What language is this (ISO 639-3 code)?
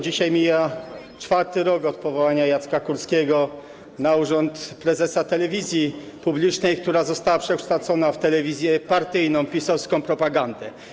pol